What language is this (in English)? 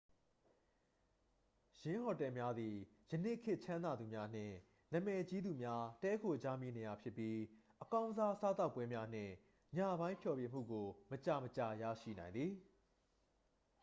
Burmese